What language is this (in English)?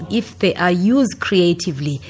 English